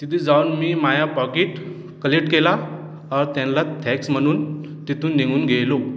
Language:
Marathi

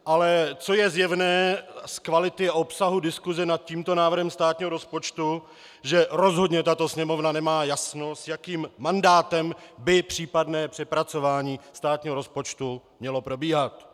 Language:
Czech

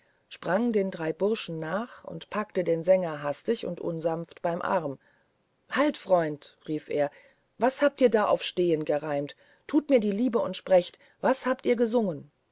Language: German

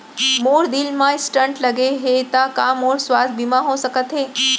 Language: Chhattisgarhi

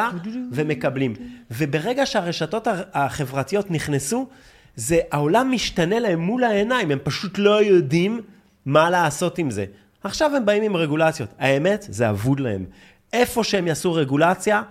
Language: Hebrew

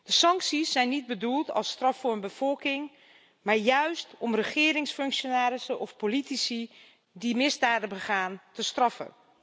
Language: Dutch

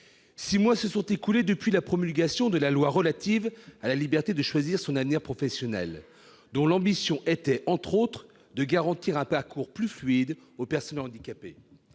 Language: French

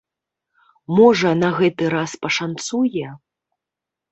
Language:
Belarusian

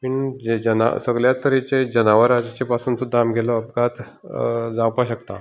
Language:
Konkani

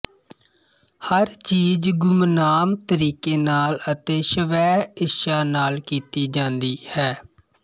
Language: Punjabi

